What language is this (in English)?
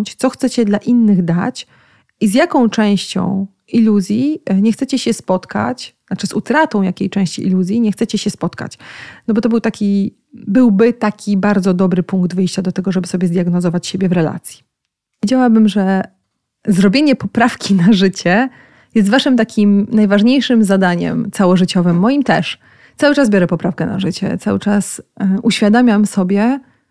Polish